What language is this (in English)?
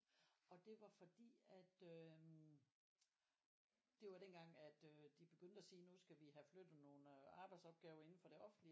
Danish